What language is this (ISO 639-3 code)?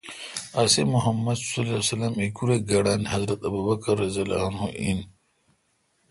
xka